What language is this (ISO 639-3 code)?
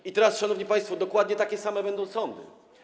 pol